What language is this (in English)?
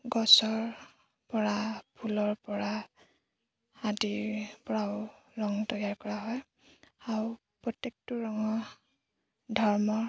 Assamese